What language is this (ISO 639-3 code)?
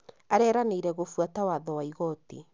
kik